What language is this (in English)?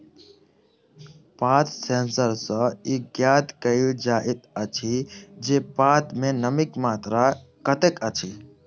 Maithili